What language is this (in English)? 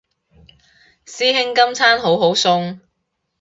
Cantonese